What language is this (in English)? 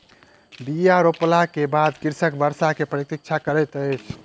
Maithili